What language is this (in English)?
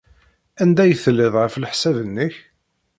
Kabyle